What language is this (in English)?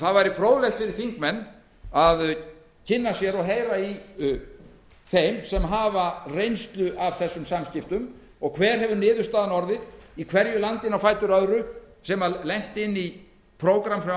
Icelandic